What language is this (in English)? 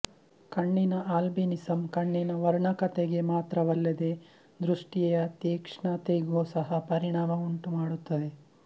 Kannada